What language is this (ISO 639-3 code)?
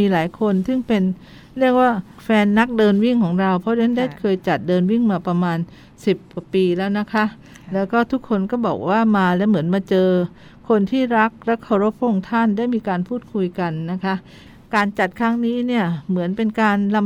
tha